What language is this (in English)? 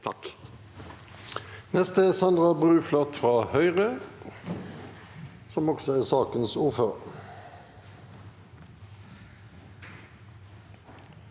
Norwegian